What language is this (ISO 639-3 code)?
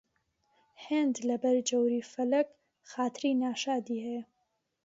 ckb